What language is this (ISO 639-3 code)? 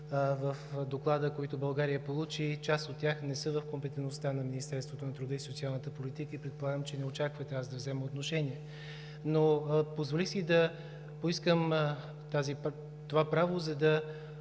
bul